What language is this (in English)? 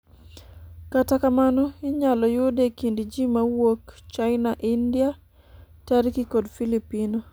Luo (Kenya and Tanzania)